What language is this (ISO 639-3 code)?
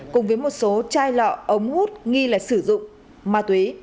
vie